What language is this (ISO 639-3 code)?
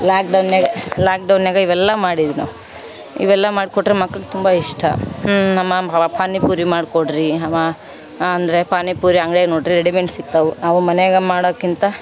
kan